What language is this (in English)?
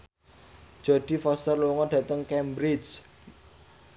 Javanese